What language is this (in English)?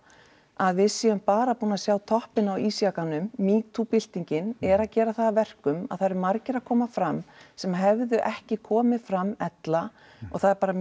Icelandic